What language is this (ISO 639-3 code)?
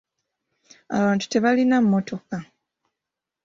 lug